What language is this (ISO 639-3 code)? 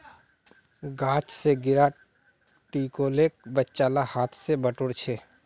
mag